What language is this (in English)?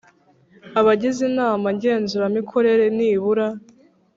Kinyarwanda